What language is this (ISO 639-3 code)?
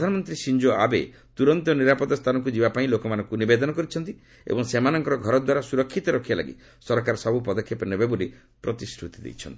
ori